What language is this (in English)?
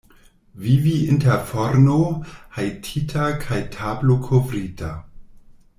Esperanto